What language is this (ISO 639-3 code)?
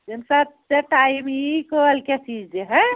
kas